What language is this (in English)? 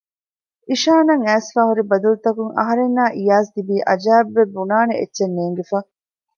Divehi